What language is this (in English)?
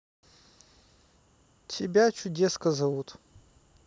Russian